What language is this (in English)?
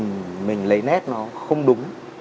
Vietnamese